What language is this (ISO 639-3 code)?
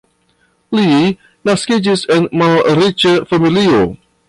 epo